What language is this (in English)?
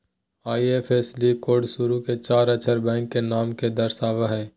Magahi